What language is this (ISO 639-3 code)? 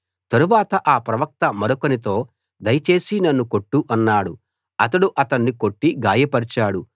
tel